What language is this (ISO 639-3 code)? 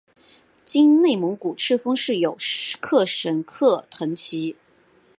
zho